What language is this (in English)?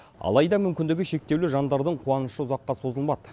Kazakh